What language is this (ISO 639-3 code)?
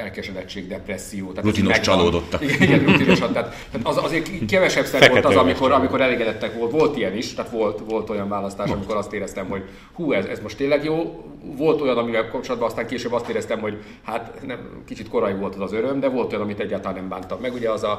hun